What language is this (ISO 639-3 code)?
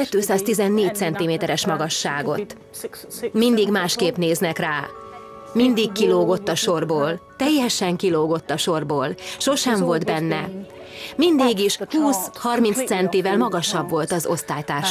hun